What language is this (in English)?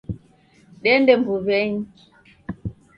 Taita